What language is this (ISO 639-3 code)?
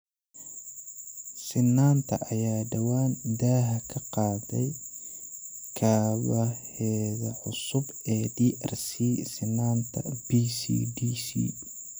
som